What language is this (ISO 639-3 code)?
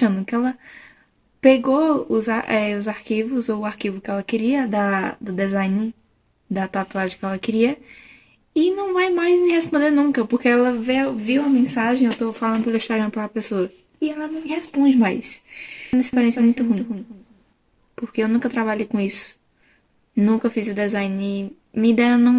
por